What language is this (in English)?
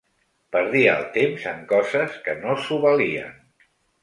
Catalan